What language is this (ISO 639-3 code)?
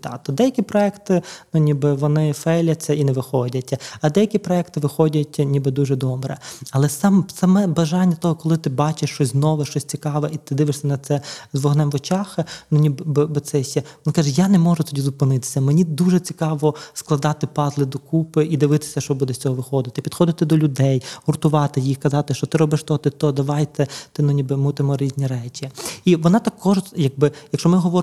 ukr